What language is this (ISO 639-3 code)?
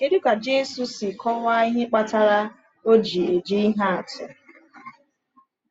ibo